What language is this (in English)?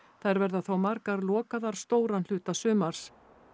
Icelandic